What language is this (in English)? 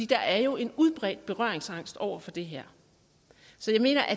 Danish